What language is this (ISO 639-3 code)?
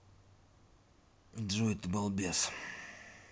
rus